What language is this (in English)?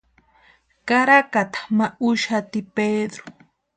Western Highland Purepecha